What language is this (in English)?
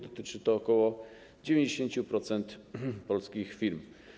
Polish